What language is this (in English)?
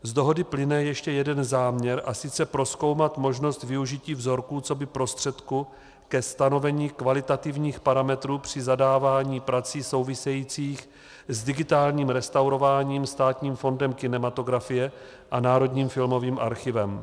Czech